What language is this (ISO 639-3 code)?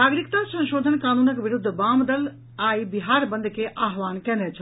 mai